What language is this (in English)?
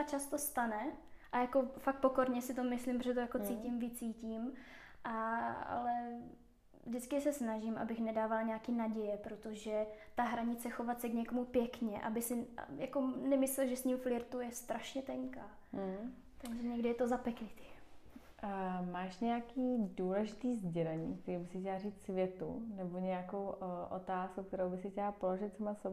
Czech